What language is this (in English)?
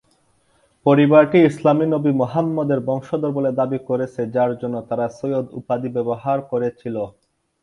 Bangla